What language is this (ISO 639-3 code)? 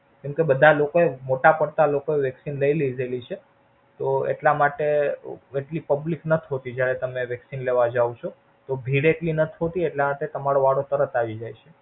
guj